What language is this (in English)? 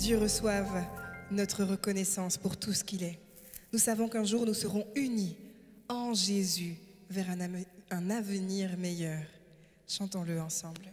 French